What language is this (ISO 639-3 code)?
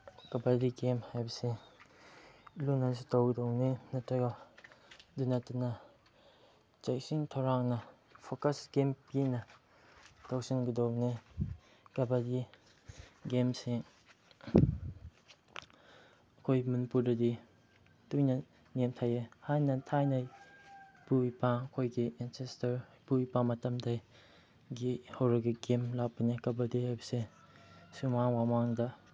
mni